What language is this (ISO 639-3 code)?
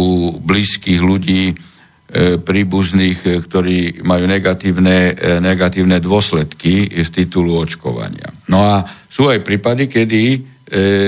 slk